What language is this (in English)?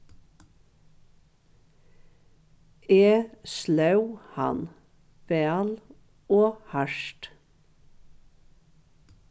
Faroese